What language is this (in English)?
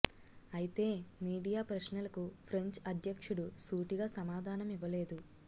Telugu